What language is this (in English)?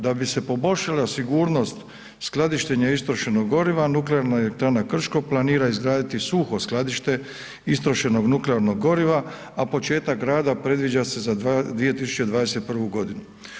Croatian